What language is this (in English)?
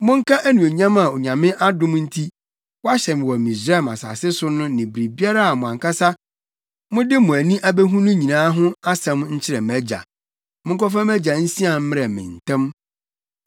Akan